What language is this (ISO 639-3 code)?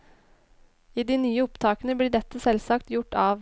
nor